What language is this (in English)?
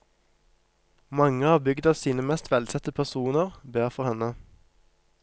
Norwegian